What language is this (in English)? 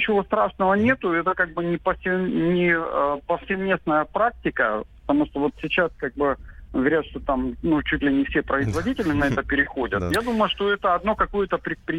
Russian